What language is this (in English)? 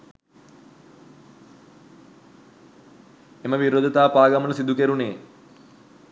Sinhala